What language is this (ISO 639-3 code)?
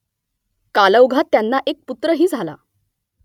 mar